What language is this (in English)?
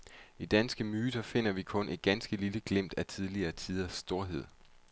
Danish